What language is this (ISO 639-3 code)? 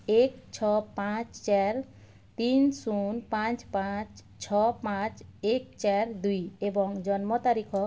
ori